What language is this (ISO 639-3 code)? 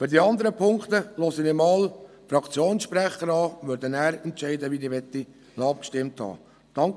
gsw